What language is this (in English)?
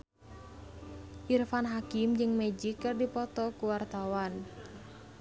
Sundanese